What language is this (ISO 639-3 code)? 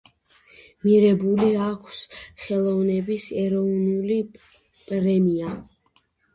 kat